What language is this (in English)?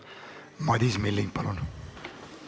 Estonian